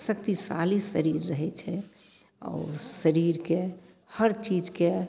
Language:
Maithili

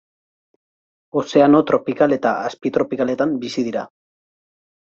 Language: Basque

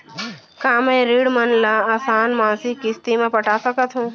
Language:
Chhattisgarhi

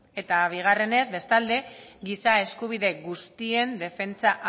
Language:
Basque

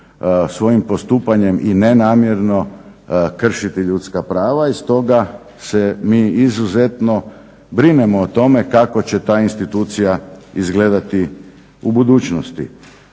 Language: Croatian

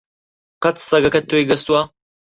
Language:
Central Kurdish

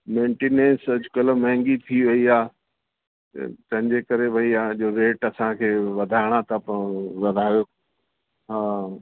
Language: Sindhi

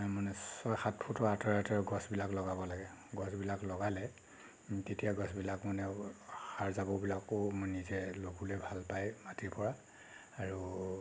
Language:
Assamese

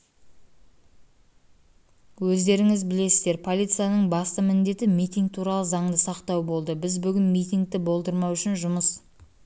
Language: Kazakh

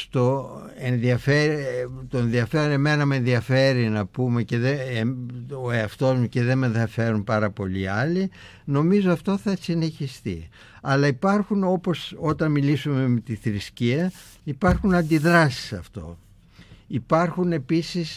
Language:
Greek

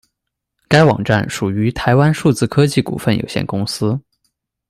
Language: Chinese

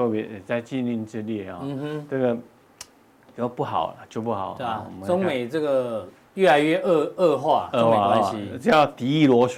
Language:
Chinese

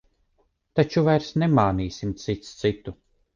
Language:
Latvian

